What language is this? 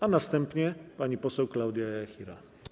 Polish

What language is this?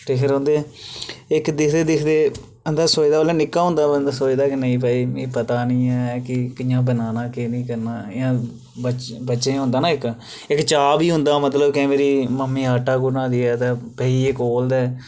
Dogri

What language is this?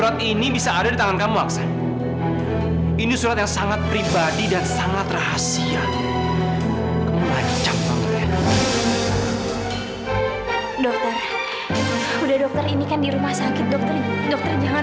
Indonesian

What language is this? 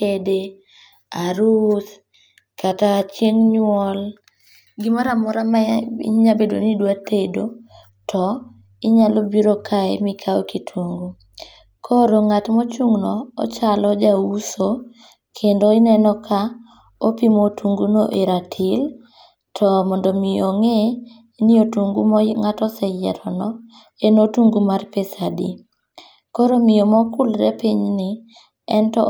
Luo (Kenya and Tanzania)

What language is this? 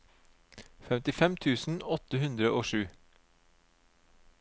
Norwegian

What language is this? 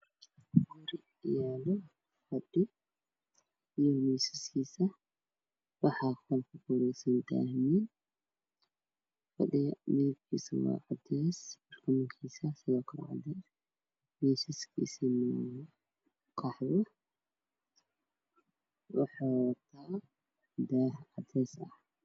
Somali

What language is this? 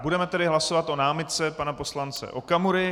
Czech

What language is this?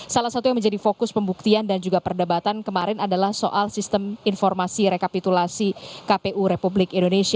Indonesian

